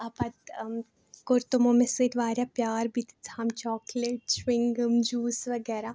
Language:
Kashmiri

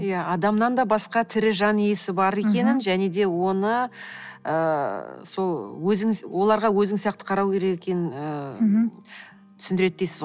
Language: Kazakh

